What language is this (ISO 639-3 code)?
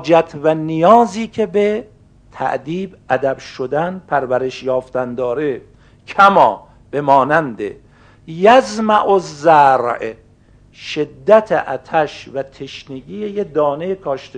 fas